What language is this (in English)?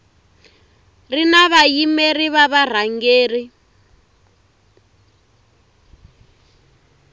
Tsonga